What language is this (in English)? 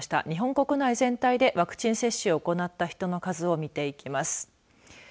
Japanese